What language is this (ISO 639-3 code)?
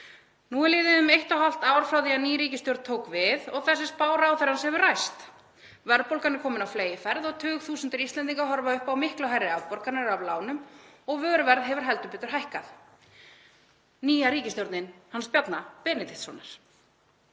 isl